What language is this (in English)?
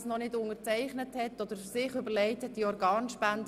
Swiss German